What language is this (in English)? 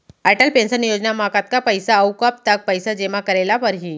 Chhattisgarhi